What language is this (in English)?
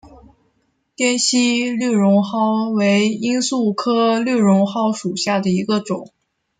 Chinese